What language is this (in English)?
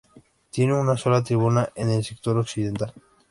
Spanish